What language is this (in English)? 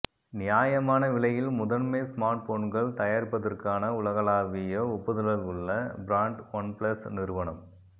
Tamil